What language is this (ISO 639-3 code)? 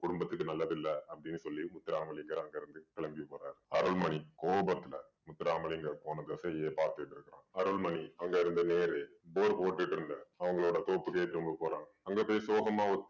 tam